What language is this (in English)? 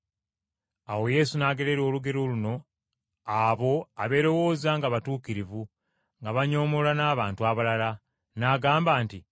Ganda